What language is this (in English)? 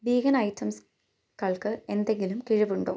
Malayalam